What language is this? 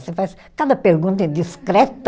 Portuguese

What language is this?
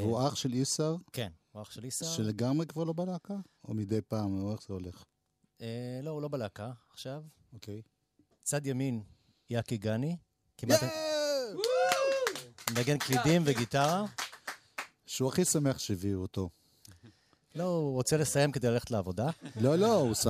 Hebrew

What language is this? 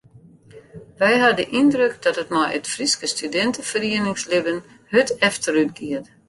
Western Frisian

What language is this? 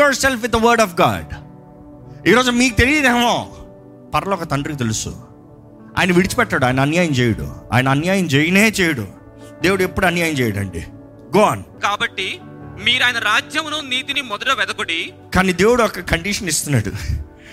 Telugu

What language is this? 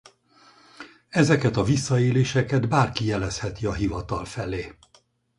Hungarian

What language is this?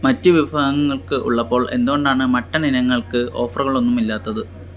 Malayalam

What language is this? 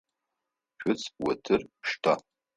Adyghe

